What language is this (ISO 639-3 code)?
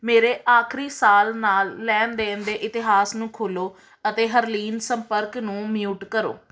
pan